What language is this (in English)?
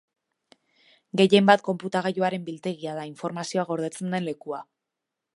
Basque